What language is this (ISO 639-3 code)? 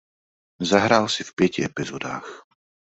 ces